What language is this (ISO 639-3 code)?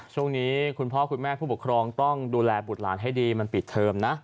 tha